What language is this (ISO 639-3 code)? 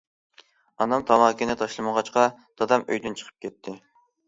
uig